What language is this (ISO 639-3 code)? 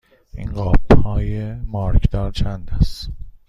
fas